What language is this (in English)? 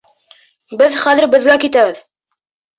Bashkir